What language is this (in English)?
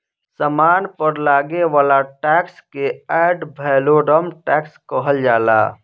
Bhojpuri